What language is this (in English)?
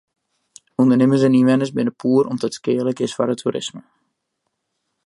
Western Frisian